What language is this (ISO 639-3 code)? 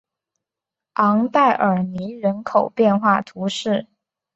zho